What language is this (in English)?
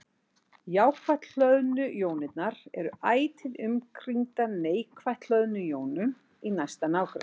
Icelandic